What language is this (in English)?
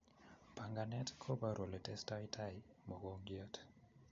Kalenjin